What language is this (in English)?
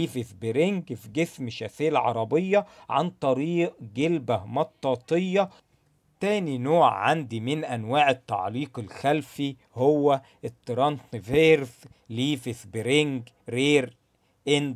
Arabic